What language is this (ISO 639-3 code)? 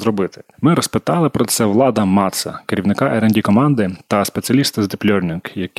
ukr